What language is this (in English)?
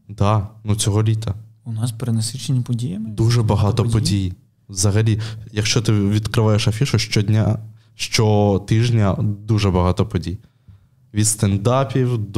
Ukrainian